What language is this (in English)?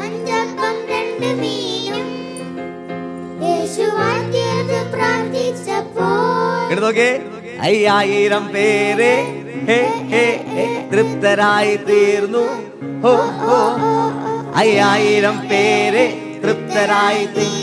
Malayalam